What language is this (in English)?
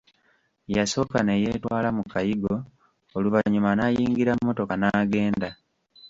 Ganda